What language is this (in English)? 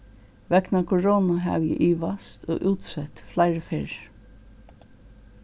Faroese